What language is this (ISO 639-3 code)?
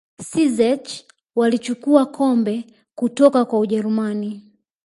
swa